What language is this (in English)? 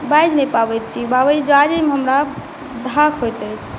Maithili